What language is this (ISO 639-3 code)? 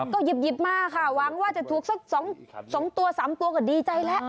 tha